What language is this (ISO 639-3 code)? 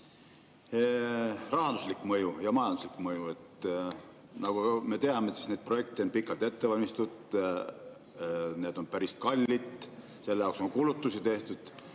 est